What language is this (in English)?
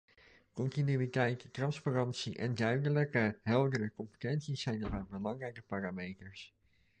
Dutch